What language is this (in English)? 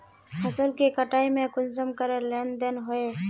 Magahi